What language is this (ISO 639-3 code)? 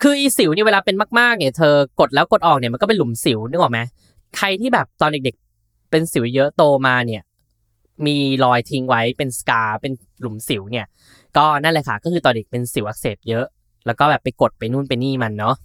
tha